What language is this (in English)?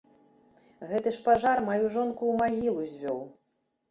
Belarusian